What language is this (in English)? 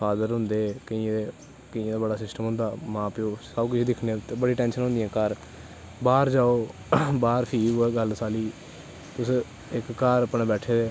Dogri